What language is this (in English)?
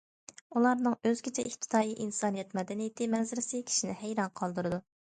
Uyghur